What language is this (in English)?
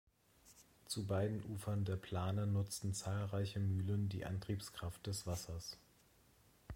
German